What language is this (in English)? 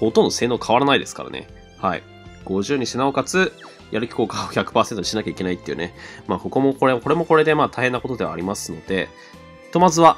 Japanese